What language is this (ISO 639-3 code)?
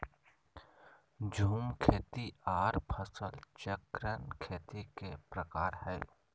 mag